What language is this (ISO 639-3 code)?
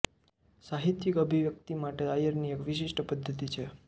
guj